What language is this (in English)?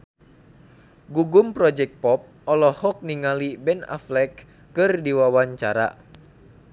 Sundanese